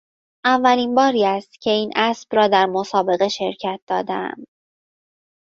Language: Persian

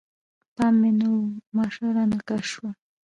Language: Pashto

